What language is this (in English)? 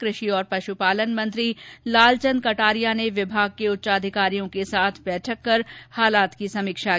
Hindi